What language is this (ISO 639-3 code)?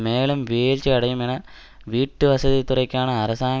tam